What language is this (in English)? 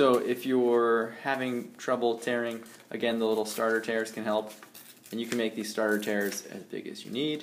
English